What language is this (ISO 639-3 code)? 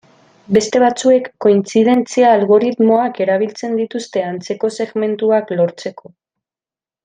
eus